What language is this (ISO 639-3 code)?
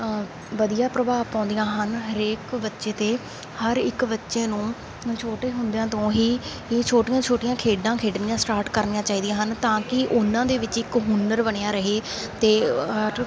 pan